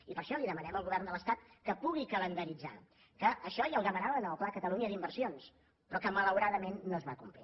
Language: Catalan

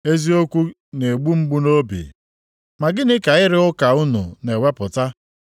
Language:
Igbo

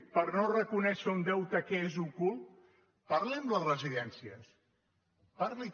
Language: Catalan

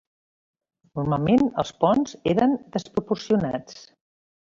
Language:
Catalan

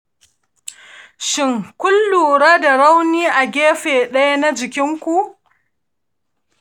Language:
Hausa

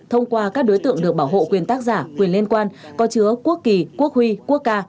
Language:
Vietnamese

